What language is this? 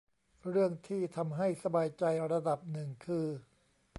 Thai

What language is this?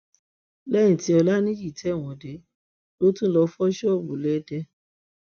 Yoruba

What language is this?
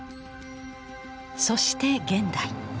Japanese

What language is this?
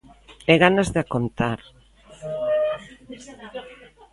Galician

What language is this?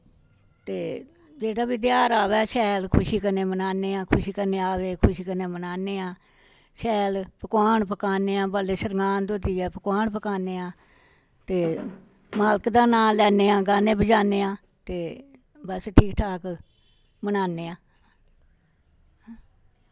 Dogri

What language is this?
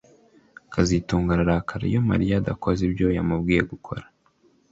Kinyarwanda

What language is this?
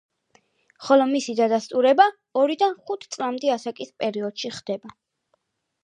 Georgian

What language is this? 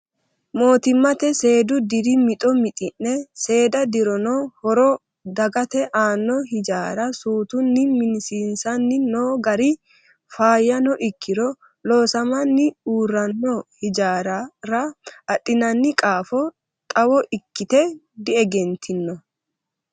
Sidamo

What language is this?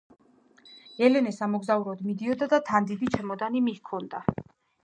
Georgian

